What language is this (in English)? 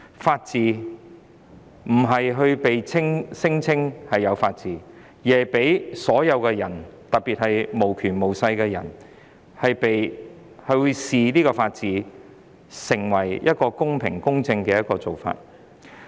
Cantonese